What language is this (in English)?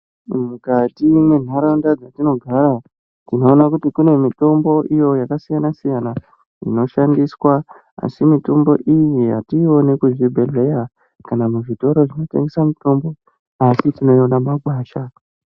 Ndau